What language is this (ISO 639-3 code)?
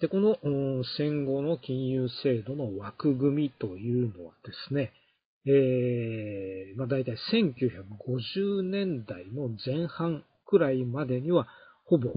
jpn